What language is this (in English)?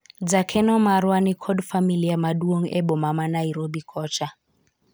Luo (Kenya and Tanzania)